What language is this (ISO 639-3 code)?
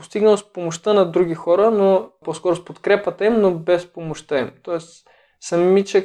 bul